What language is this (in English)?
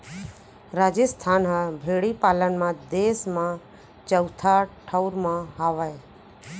Chhattisgarhi